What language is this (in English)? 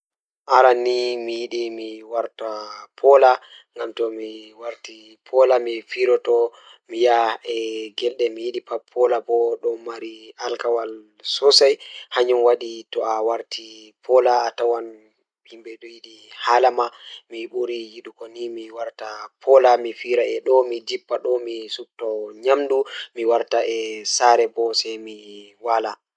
Fula